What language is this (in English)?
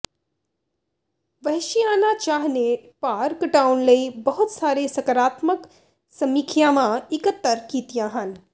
Punjabi